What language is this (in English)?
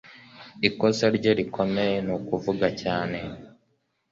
Kinyarwanda